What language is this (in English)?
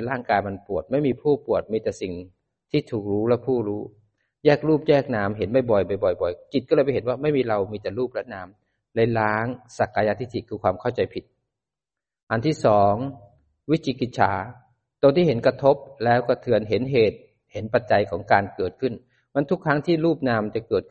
Thai